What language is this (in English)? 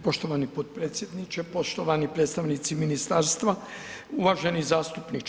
Croatian